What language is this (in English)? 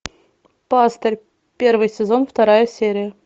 Russian